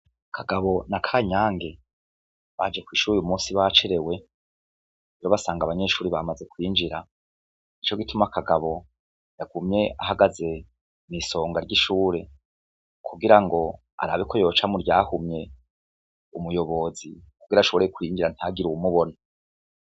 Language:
Rundi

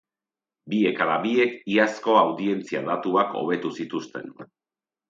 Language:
Basque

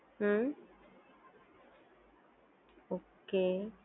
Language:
Gujarati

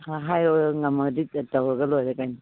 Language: Manipuri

